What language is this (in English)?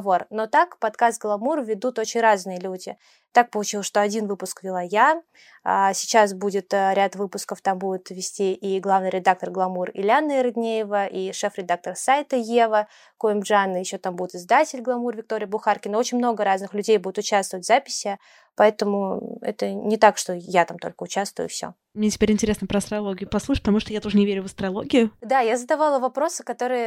Russian